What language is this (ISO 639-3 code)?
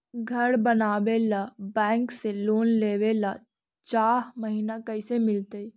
mag